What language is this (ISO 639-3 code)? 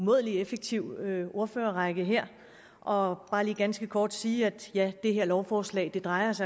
dan